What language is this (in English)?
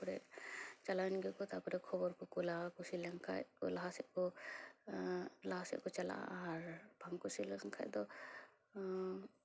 Santali